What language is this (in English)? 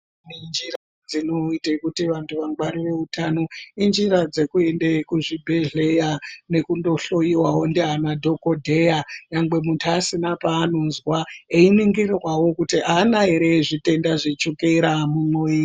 Ndau